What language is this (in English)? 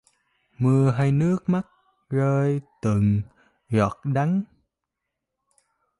Vietnamese